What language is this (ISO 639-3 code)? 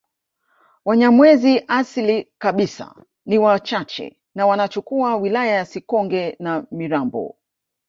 swa